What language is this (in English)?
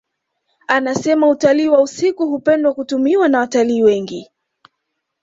Swahili